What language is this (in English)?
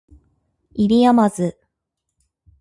Japanese